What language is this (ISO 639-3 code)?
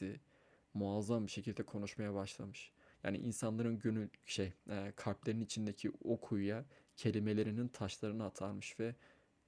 tur